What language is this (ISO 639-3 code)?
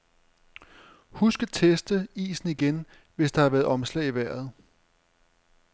dan